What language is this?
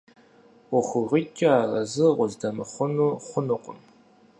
Kabardian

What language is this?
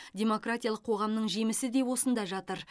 Kazakh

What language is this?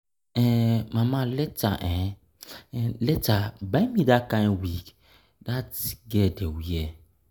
Nigerian Pidgin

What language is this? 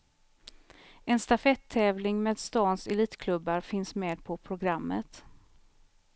Swedish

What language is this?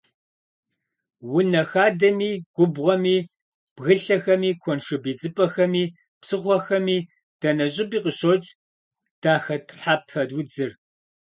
Kabardian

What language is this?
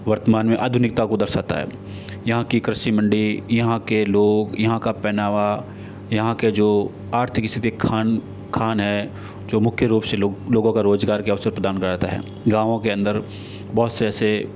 Hindi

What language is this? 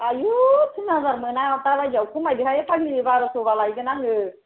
Bodo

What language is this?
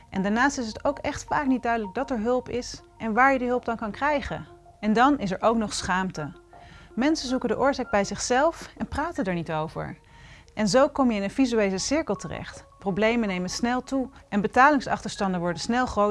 Dutch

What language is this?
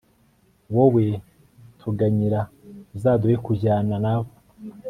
Kinyarwanda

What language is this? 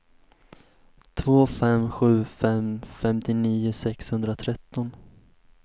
Swedish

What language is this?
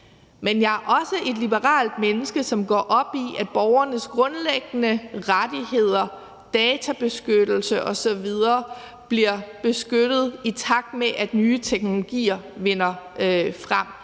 Danish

